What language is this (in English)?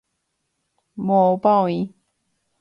Guarani